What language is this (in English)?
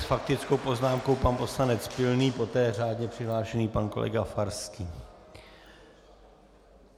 Czech